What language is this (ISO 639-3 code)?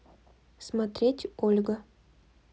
rus